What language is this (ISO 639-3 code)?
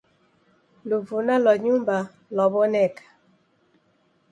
dav